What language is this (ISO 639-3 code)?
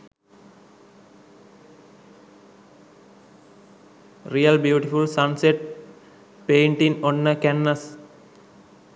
sin